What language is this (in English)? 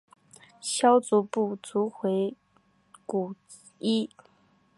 Chinese